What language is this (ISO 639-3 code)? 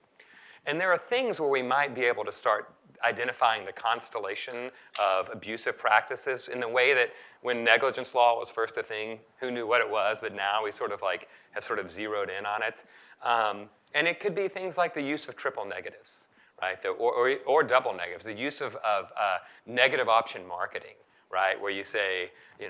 eng